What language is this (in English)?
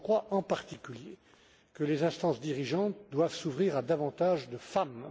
French